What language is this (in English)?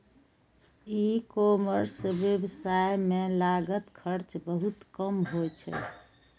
Maithili